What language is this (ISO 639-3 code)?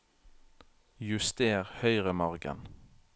nor